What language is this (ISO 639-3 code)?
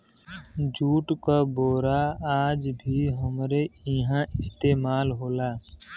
bho